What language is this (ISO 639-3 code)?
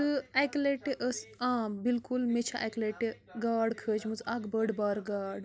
kas